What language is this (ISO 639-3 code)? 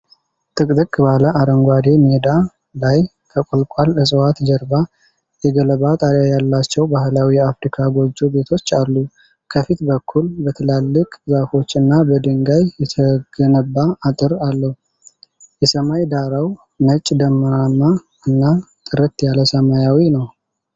amh